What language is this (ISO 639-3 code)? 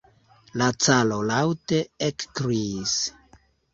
epo